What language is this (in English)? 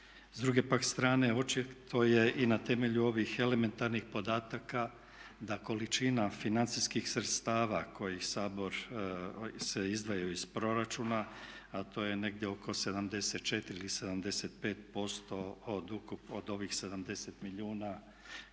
Croatian